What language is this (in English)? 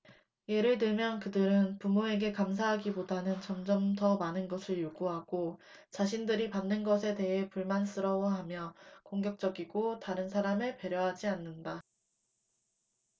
Korean